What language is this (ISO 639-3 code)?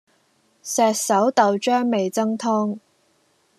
yue